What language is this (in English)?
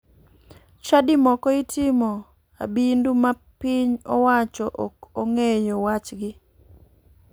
Luo (Kenya and Tanzania)